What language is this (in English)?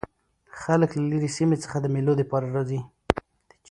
Pashto